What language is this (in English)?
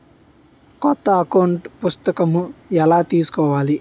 Telugu